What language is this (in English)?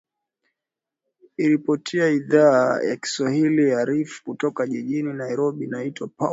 Swahili